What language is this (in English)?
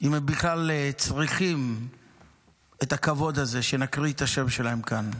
Hebrew